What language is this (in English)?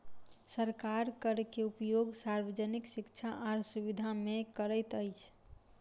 Maithili